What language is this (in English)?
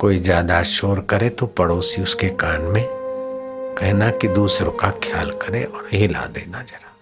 Hindi